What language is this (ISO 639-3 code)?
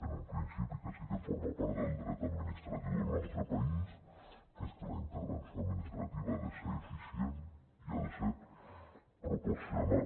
cat